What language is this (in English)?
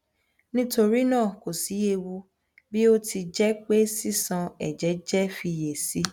Yoruba